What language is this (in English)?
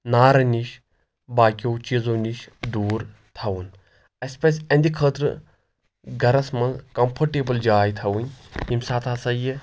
Kashmiri